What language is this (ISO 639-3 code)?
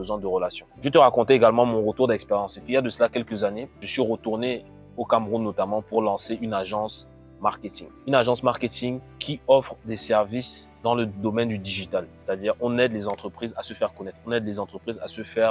fra